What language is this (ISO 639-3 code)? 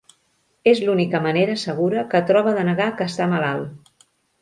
cat